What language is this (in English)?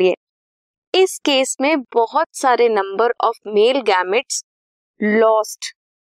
Hindi